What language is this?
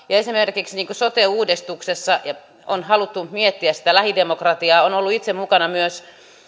Finnish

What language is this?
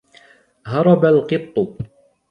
Arabic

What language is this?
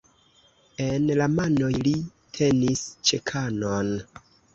Esperanto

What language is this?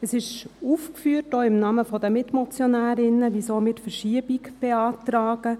Swiss German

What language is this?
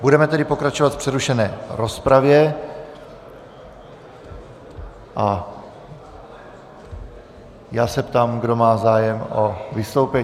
Czech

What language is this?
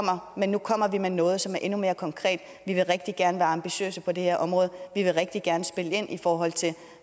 Danish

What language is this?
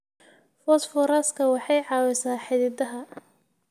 Somali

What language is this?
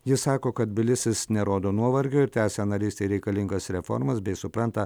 Lithuanian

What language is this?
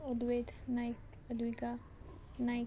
Konkani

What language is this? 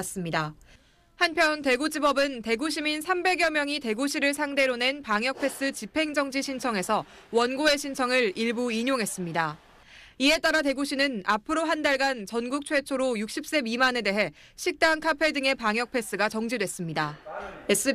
Korean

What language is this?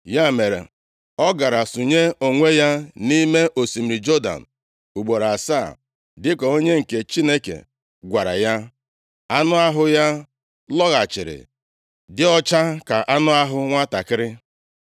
Igbo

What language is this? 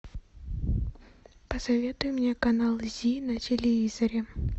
Russian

